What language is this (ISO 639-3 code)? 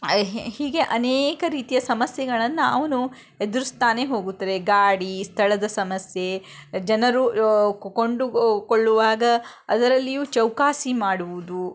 kan